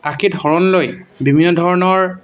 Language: Assamese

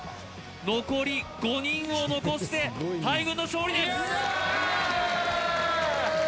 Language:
Japanese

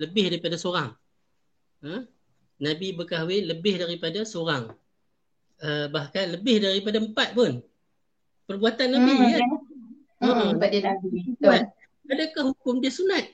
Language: Malay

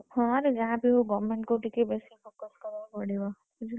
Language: Odia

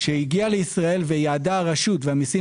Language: Hebrew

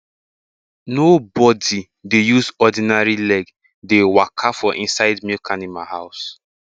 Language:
Nigerian Pidgin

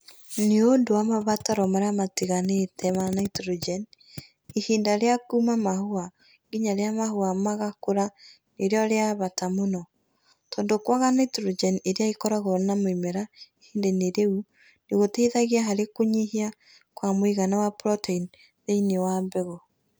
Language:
Kikuyu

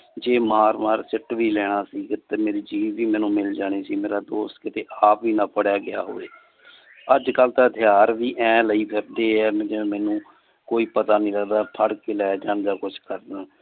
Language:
Punjabi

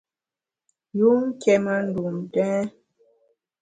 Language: Bamun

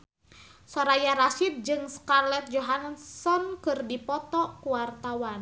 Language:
Sundanese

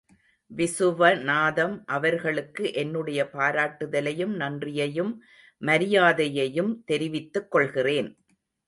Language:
Tamil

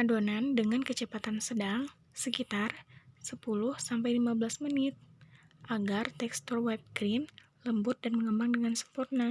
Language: Indonesian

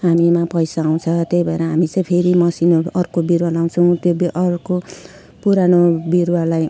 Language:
Nepali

